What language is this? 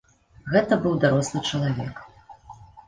Belarusian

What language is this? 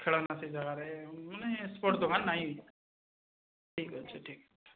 Odia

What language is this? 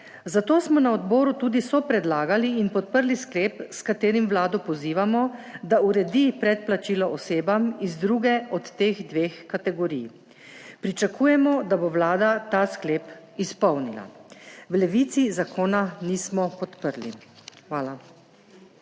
Slovenian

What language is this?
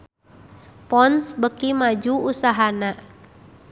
Sundanese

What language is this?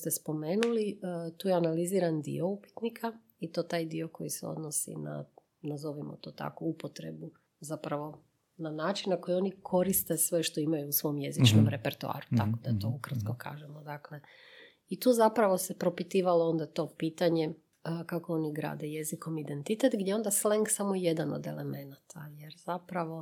Croatian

